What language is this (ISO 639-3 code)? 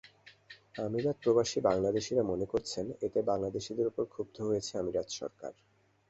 ben